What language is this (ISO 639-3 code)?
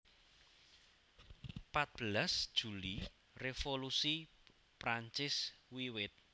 jav